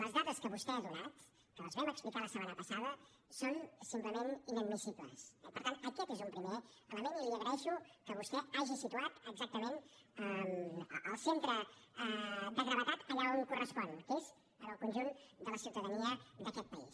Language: Catalan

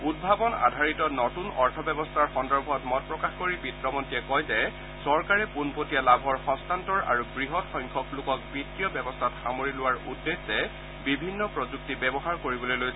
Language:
Assamese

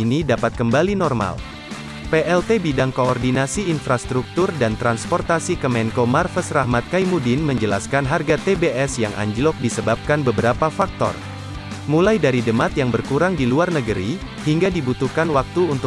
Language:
Indonesian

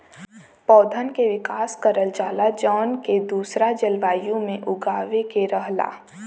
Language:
Bhojpuri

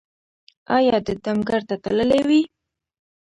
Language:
Pashto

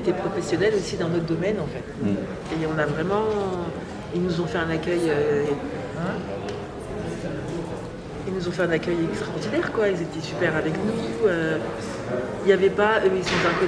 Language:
French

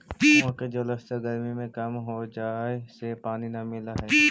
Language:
Magahi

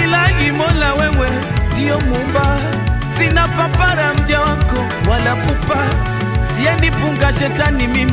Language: Indonesian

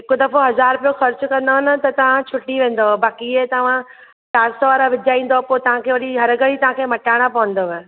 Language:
Sindhi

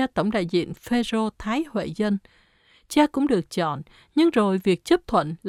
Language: Vietnamese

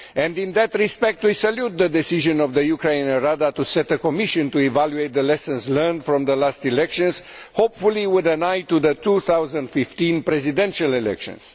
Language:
English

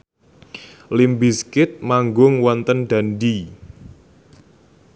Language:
Javanese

